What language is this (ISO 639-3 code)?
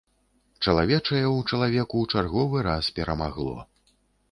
bel